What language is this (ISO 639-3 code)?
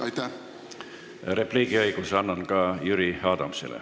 est